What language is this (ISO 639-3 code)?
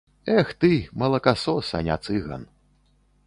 bel